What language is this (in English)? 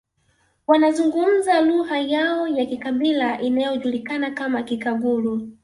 Swahili